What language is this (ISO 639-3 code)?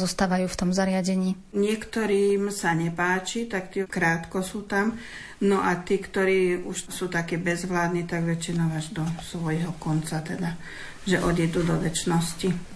slk